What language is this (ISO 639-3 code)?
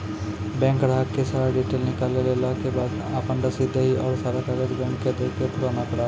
mai